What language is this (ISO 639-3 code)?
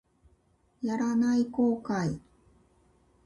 jpn